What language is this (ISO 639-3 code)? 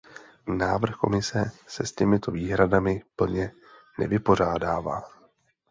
ces